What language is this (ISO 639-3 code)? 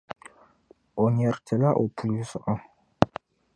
dag